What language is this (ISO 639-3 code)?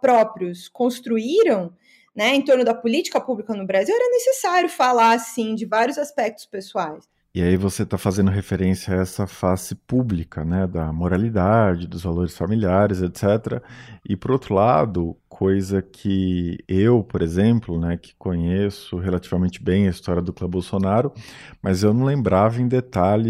por